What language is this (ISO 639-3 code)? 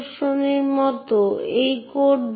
ben